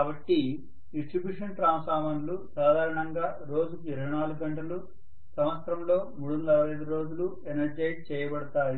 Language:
Telugu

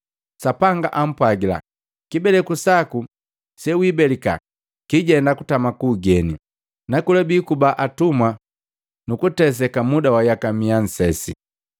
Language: Matengo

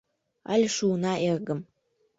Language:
Mari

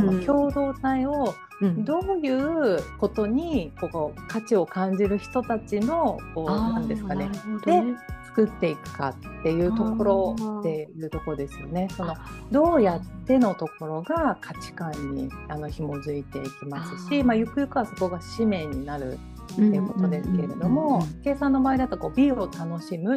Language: Japanese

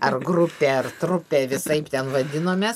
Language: Lithuanian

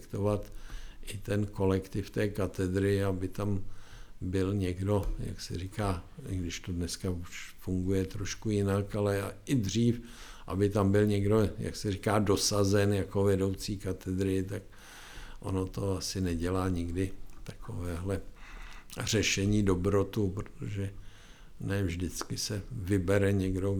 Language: Czech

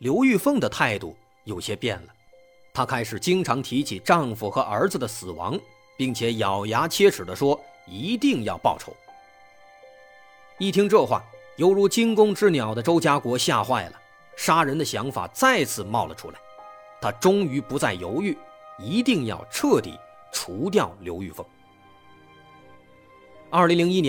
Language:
Chinese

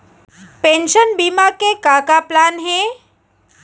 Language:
Chhattisgarhi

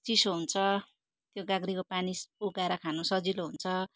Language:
Nepali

